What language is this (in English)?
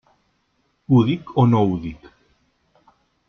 Catalan